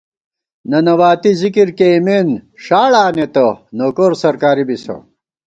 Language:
Gawar-Bati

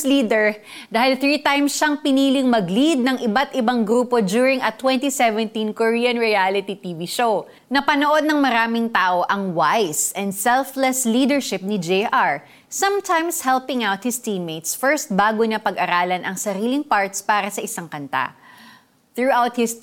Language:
Filipino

